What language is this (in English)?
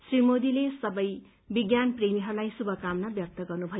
Nepali